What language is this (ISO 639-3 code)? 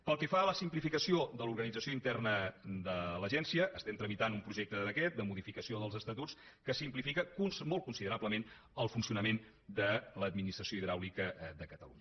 cat